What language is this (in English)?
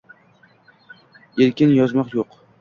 Uzbek